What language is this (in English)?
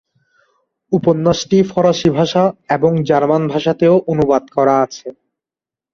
Bangla